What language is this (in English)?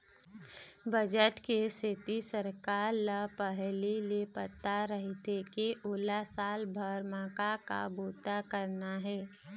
Chhattisgarhi